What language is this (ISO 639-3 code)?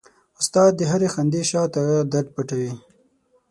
pus